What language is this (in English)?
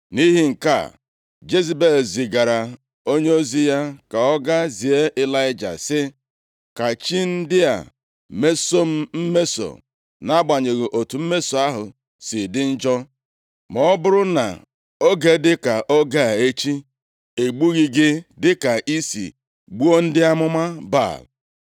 Igbo